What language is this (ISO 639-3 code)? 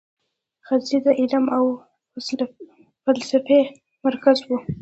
pus